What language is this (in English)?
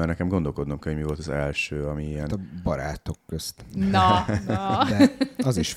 Hungarian